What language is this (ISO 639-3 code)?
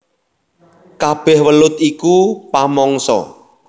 jav